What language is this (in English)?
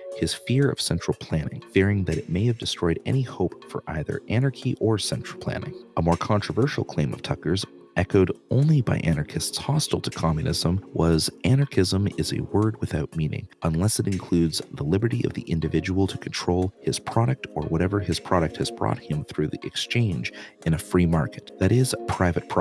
English